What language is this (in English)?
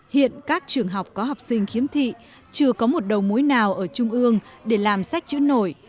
Vietnamese